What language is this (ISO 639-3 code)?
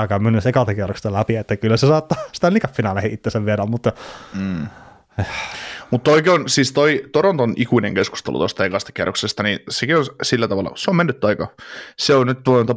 fin